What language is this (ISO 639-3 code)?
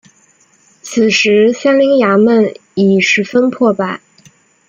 zho